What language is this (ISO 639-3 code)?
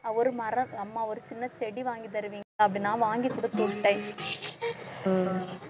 tam